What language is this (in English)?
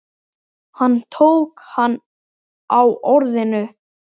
Icelandic